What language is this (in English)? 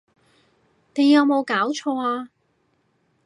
Cantonese